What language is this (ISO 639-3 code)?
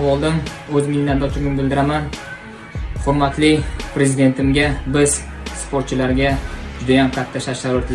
tur